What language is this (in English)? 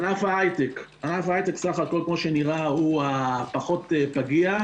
Hebrew